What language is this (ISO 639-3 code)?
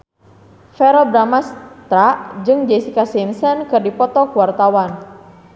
sun